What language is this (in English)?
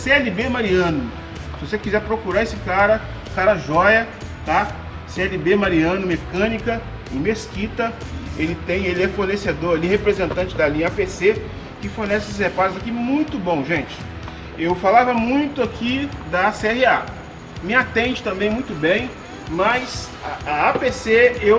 Portuguese